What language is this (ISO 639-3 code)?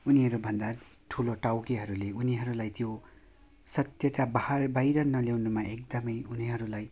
nep